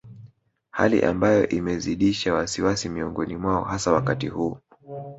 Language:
Swahili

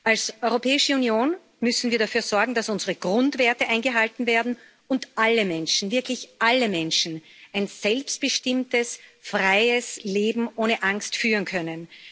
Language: German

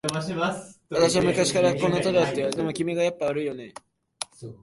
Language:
Japanese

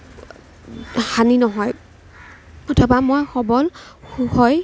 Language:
Assamese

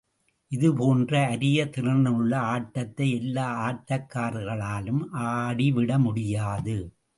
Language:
Tamil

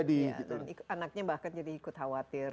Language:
Indonesian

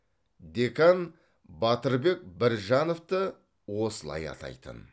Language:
Kazakh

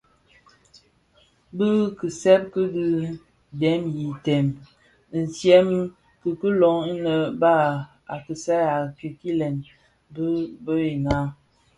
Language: Bafia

